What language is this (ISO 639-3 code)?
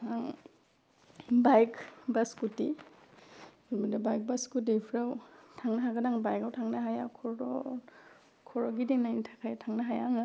brx